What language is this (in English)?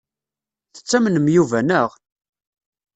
Kabyle